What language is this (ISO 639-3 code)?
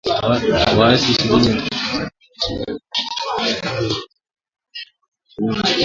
swa